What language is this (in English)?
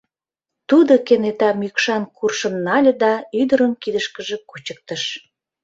Mari